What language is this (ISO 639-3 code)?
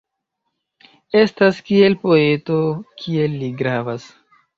epo